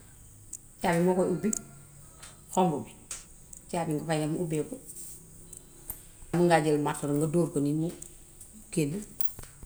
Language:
Gambian Wolof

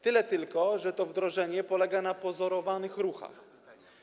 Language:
Polish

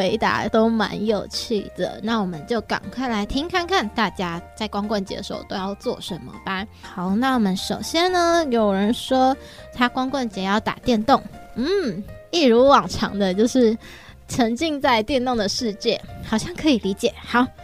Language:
Chinese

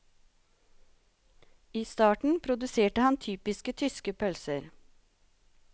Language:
Norwegian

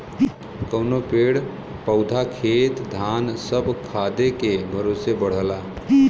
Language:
Bhojpuri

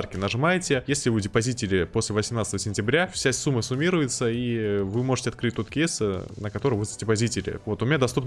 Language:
Russian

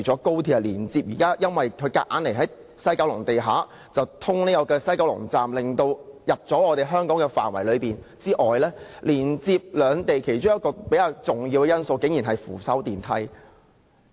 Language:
Cantonese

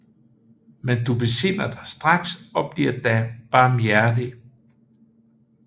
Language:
Danish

